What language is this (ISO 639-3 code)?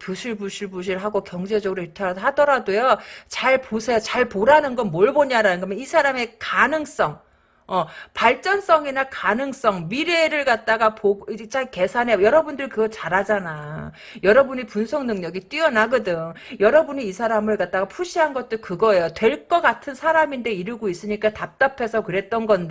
kor